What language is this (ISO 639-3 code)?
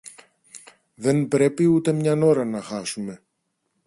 ell